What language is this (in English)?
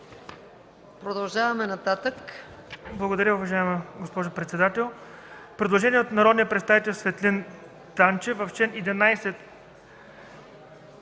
Bulgarian